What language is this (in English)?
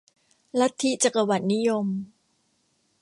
Thai